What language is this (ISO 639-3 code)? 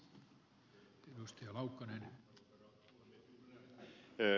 fin